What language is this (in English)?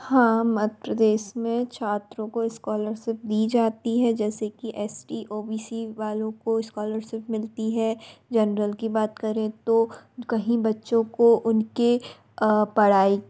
Hindi